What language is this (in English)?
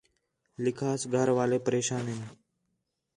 Khetrani